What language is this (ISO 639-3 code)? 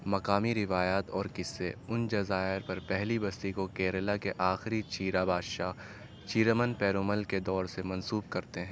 urd